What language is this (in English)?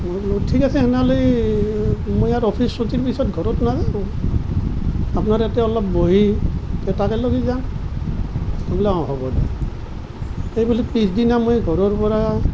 Assamese